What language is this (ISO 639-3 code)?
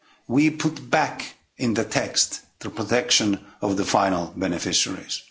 eng